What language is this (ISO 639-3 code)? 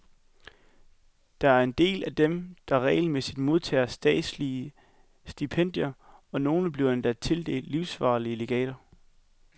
dan